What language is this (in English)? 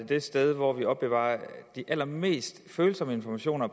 Danish